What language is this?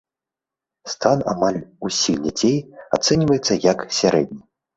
Belarusian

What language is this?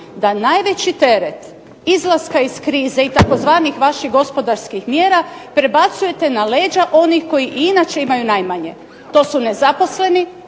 Croatian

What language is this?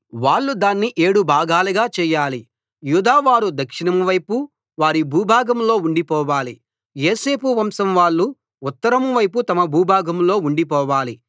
Telugu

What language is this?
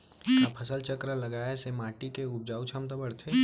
Chhattisgarhi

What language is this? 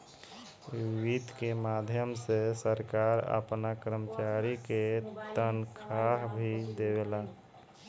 Bhojpuri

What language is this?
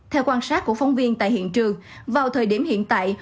Vietnamese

